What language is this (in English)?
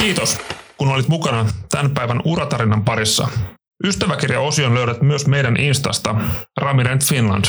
Finnish